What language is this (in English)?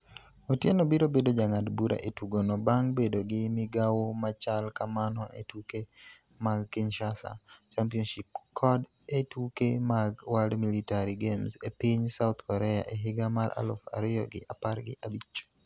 Luo (Kenya and Tanzania)